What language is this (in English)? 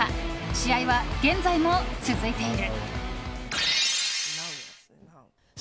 Japanese